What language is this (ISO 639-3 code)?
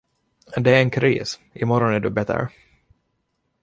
swe